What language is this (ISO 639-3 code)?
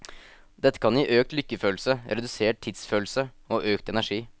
nor